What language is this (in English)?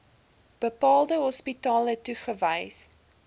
Afrikaans